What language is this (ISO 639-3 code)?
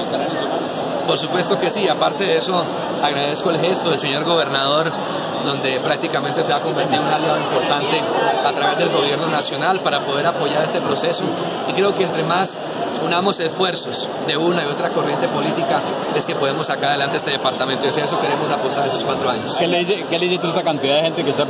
spa